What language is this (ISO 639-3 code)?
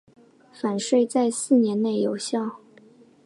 zho